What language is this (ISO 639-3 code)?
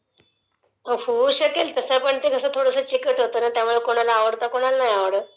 mar